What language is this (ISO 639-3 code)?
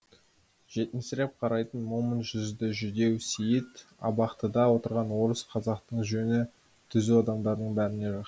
kaz